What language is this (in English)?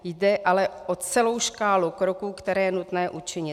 Czech